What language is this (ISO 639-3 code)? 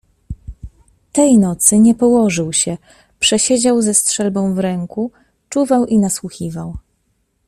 pol